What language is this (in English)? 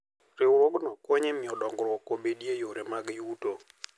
Luo (Kenya and Tanzania)